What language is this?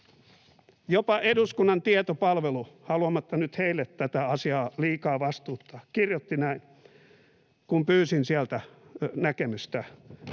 Finnish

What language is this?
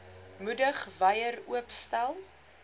Afrikaans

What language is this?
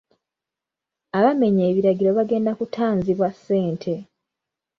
Ganda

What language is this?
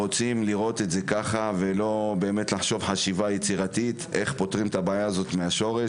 Hebrew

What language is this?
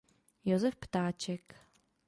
Czech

